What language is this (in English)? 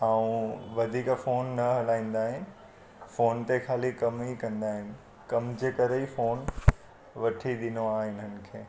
Sindhi